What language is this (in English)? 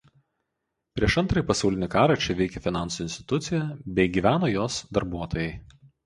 Lithuanian